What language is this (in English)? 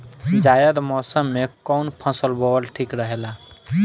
Bhojpuri